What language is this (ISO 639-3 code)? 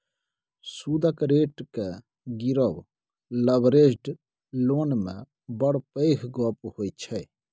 mai